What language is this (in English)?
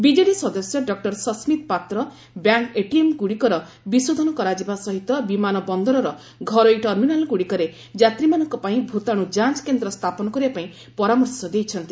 Odia